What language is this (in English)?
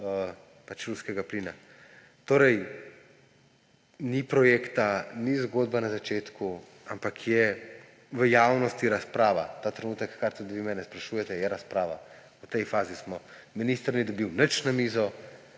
Slovenian